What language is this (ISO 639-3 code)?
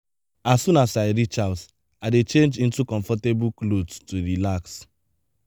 pcm